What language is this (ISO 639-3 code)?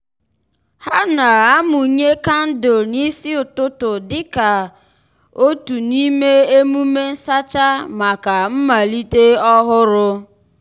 ibo